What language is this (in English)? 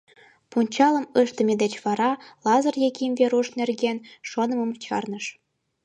Mari